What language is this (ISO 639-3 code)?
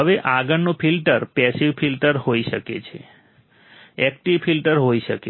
guj